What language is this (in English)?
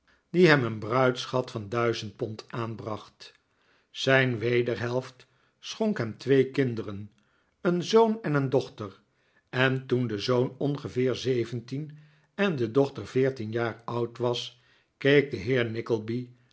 Dutch